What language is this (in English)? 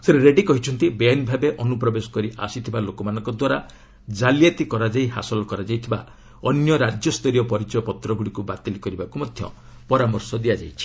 Odia